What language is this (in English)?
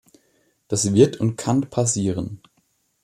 German